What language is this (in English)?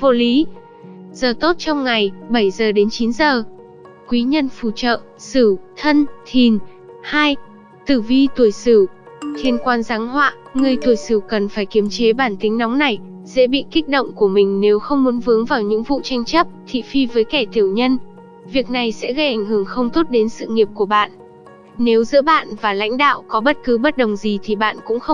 Vietnamese